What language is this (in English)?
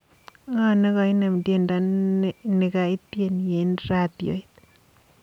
Kalenjin